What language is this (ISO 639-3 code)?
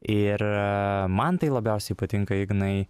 lit